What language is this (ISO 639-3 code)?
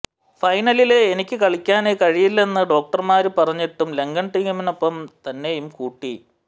mal